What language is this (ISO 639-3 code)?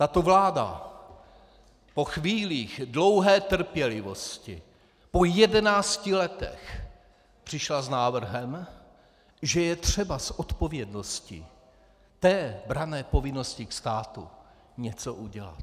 ces